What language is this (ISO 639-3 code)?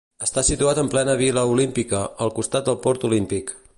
cat